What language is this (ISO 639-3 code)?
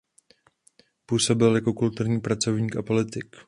ces